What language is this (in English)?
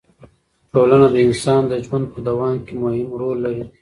Pashto